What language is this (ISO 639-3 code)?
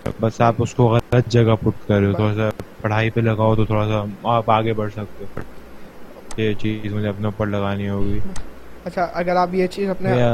urd